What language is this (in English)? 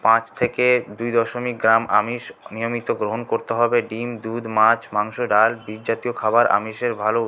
Bangla